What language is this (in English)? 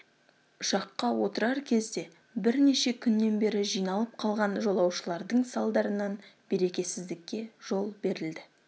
Kazakh